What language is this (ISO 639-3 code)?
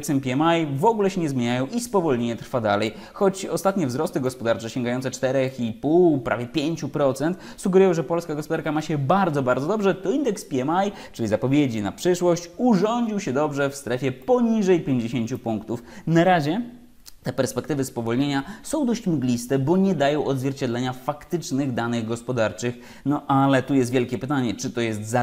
pol